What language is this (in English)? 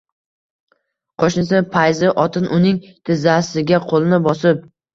Uzbek